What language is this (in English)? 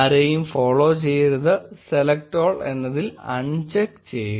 Malayalam